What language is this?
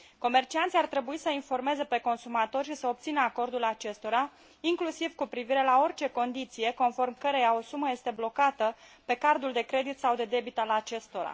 Romanian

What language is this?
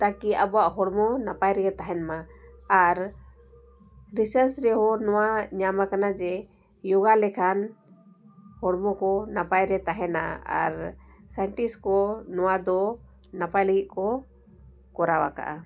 Santali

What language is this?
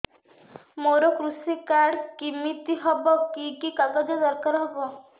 Odia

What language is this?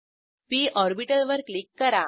Marathi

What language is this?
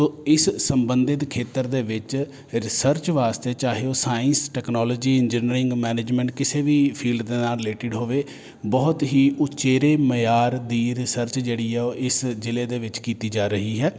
Punjabi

